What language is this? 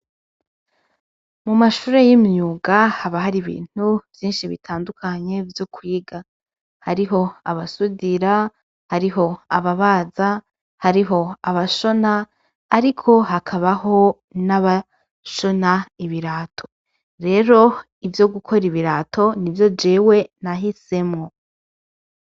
Rundi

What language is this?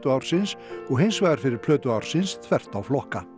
Icelandic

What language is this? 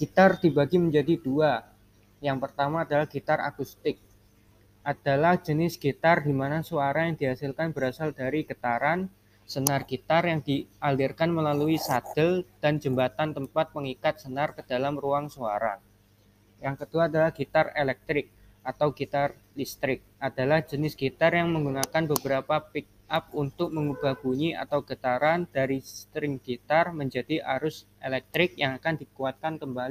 Indonesian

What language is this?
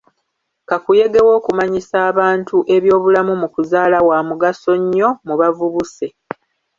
Ganda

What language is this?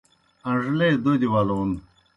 Kohistani Shina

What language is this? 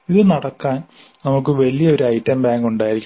Malayalam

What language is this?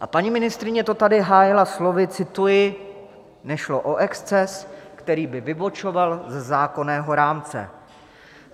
Czech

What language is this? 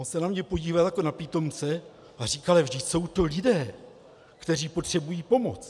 Czech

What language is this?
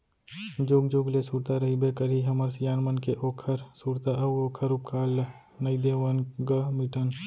Chhattisgarhi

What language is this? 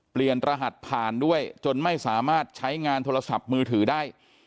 Thai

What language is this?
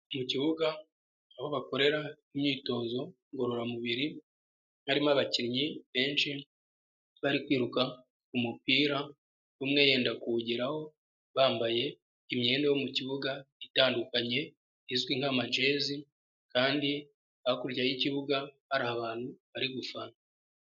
Kinyarwanda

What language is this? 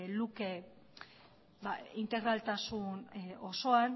Basque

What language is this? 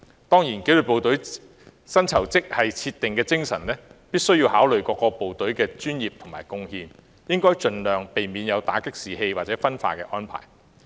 Cantonese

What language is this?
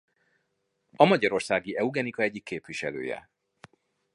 Hungarian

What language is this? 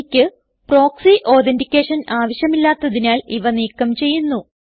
Malayalam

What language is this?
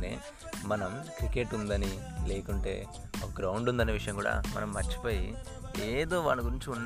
Telugu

